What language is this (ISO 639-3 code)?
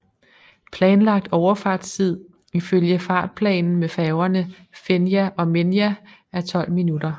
dan